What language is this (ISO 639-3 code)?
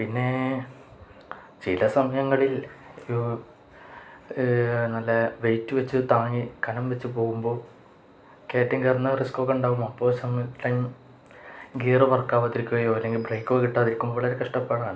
mal